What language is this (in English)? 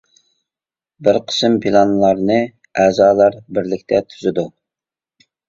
Uyghur